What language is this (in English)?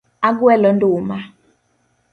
Luo (Kenya and Tanzania)